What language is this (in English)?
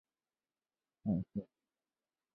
Chinese